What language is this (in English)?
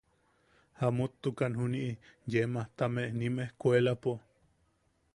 Yaqui